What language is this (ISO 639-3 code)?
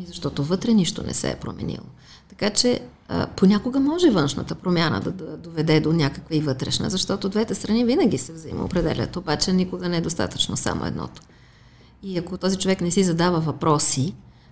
bul